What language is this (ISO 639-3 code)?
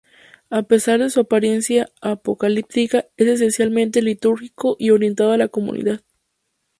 spa